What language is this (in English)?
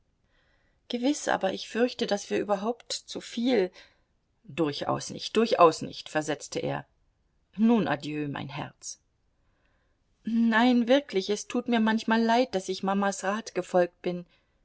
German